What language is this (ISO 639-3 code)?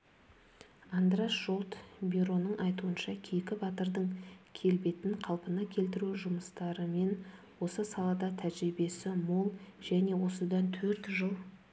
kaz